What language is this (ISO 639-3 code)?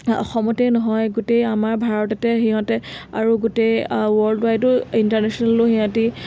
asm